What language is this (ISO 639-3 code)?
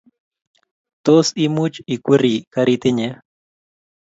kln